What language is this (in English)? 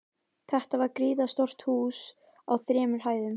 Icelandic